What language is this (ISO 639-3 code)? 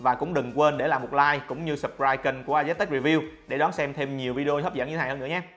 vie